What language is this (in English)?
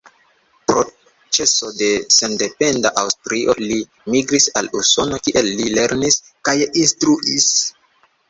Esperanto